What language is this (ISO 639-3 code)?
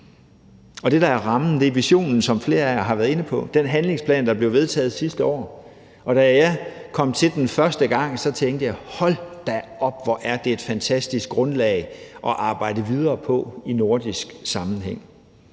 dan